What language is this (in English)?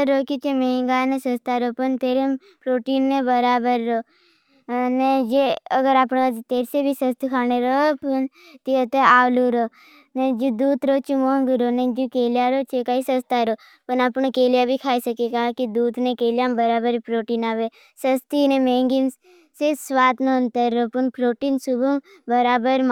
Bhili